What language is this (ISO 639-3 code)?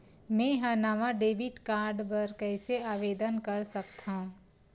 hne